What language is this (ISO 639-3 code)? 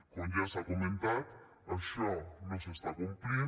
cat